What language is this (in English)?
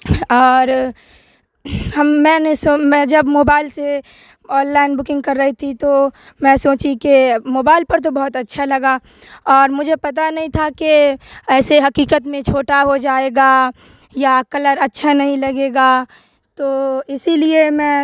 Urdu